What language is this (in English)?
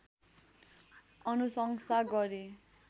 Nepali